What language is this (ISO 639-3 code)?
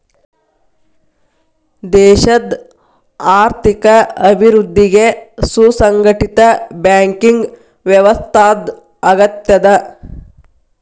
kan